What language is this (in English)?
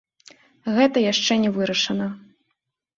Belarusian